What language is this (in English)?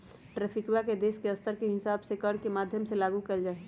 Magahi